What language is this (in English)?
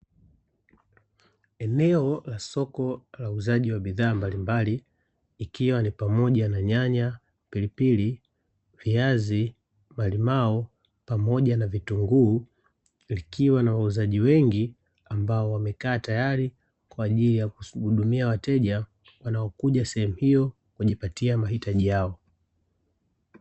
Swahili